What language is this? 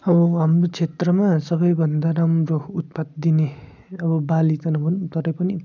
Nepali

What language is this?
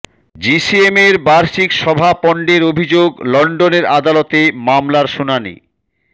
Bangla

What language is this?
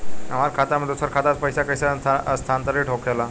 Bhojpuri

